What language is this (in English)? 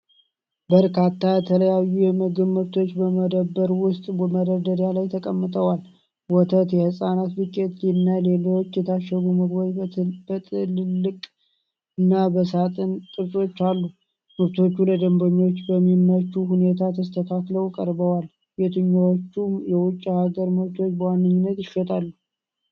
Amharic